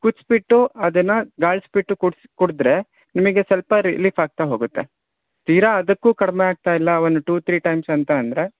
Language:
Kannada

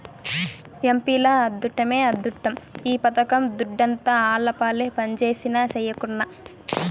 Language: Telugu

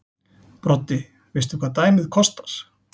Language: Icelandic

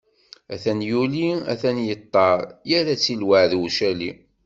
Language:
Kabyle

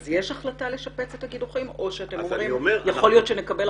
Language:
Hebrew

